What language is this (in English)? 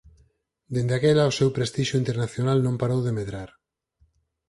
Galician